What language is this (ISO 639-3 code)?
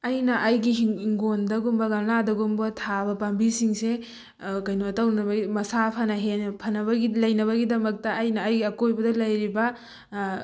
mni